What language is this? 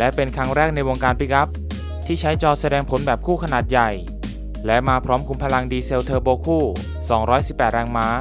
Thai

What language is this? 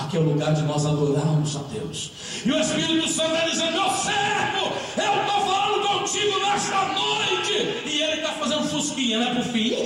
Portuguese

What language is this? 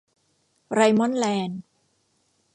Thai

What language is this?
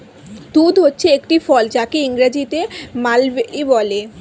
Bangla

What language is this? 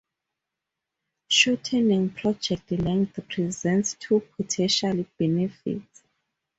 English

